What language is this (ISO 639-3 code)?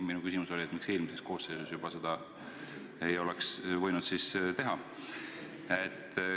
est